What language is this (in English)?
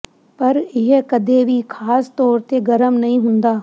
Punjabi